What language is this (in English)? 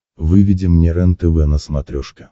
Russian